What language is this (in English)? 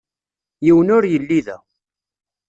Kabyle